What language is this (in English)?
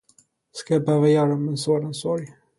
Swedish